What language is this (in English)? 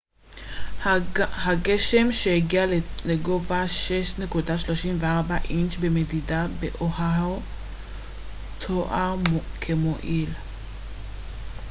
Hebrew